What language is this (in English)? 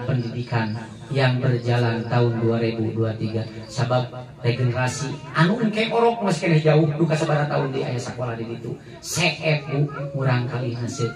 Indonesian